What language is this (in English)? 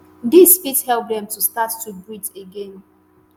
Nigerian Pidgin